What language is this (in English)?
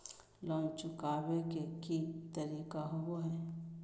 Magahi